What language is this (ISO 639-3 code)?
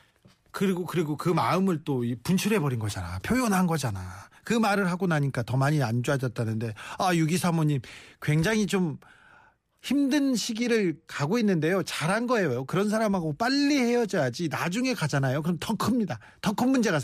kor